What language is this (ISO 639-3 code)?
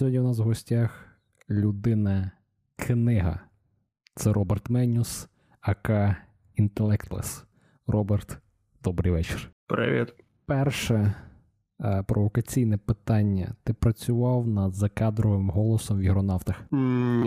ukr